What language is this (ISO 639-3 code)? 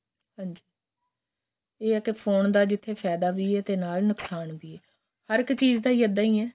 pan